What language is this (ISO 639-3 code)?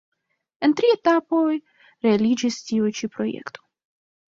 epo